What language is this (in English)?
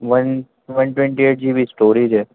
Urdu